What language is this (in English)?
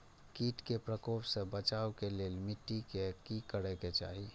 Maithili